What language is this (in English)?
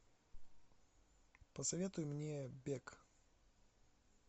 Russian